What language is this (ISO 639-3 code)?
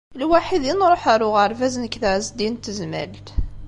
kab